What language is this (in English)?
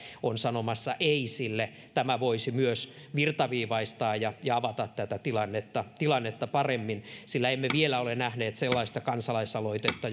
Finnish